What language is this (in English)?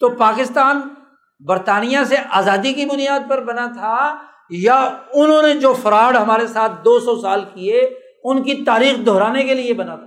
Urdu